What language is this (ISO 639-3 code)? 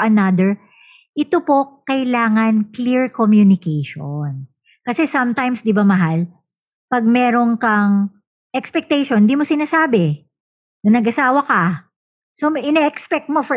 fil